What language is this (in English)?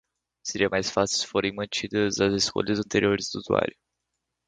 Portuguese